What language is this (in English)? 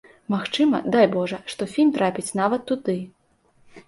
Belarusian